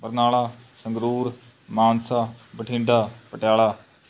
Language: Punjabi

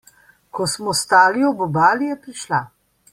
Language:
Slovenian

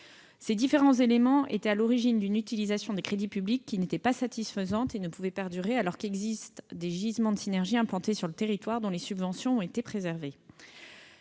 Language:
French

